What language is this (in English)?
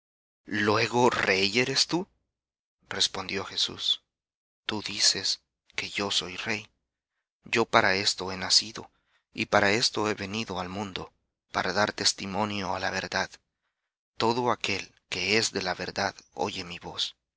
Spanish